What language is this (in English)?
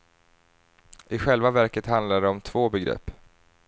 Swedish